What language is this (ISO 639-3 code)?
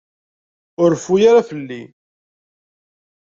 kab